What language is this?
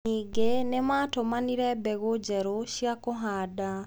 Kikuyu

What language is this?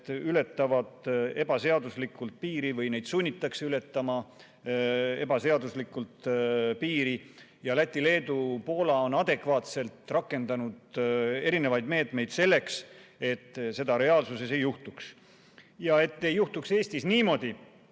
Estonian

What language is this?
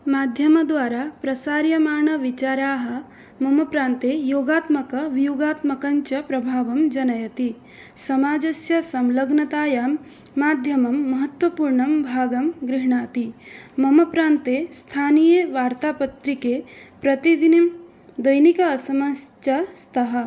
Sanskrit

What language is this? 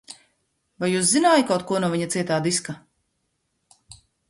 Latvian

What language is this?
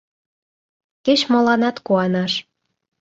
Mari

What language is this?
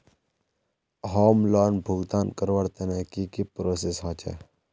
Magahi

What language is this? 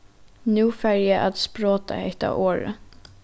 Faroese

